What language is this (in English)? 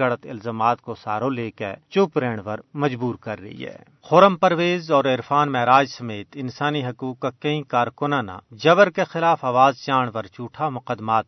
Urdu